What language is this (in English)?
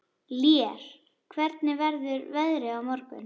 Icelandic